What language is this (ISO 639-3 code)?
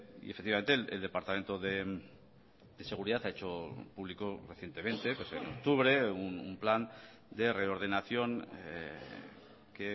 spa